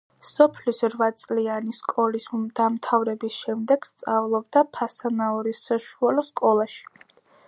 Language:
Georgian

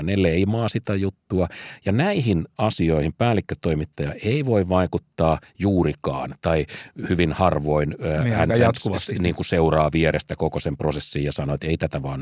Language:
Finnish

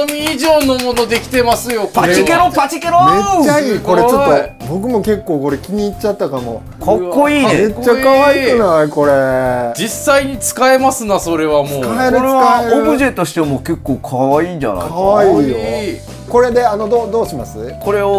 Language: Japanese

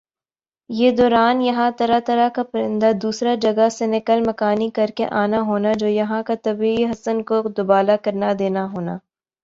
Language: Urdu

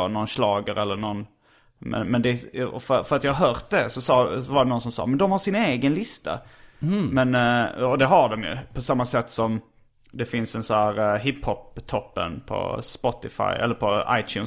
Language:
Swedish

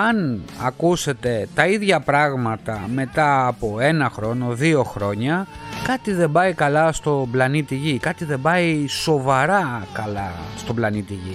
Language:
Greek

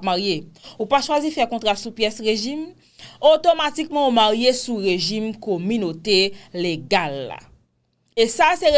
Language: French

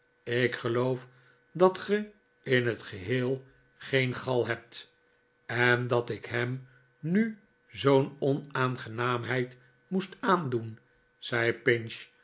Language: Dutch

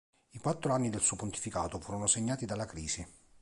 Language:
Italian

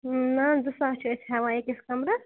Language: Kashmiri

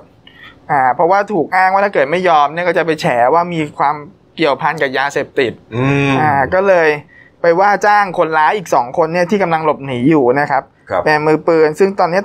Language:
Thai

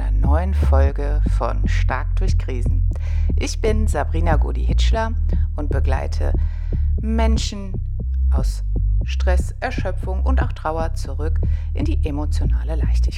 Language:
German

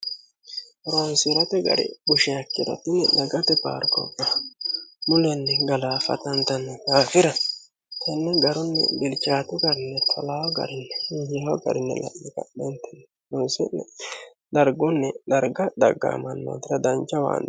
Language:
Sidamo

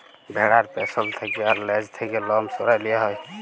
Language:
Bangla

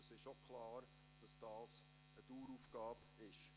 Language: Swiss German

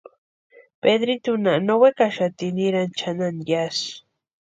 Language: Western Highland Purepecha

